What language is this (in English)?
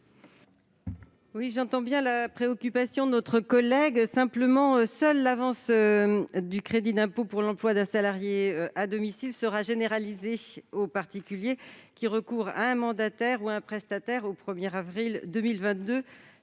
French